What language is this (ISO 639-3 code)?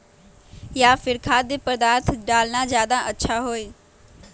mag